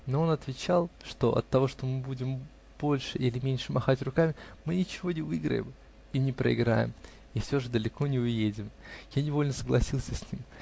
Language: Russian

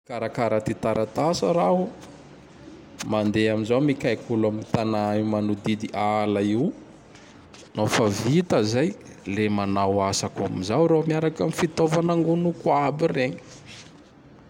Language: Tandroy-Mahafaly Malagasy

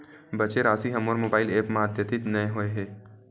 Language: Chhattisgarhi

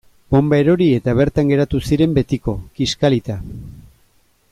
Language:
Basque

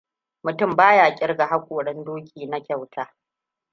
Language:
Hausa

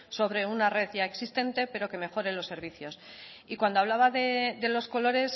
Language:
Spanish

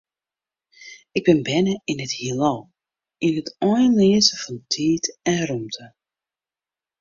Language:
Western Frisian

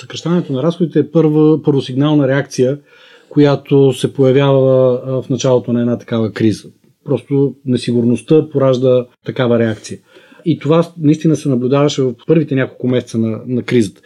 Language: Bulgarian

